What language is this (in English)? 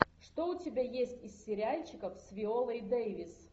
Russian